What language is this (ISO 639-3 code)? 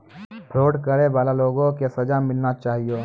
mai